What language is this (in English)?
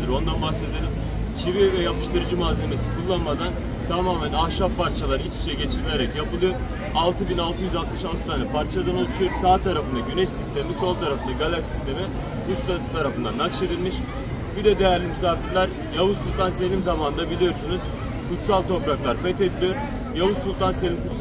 Turkish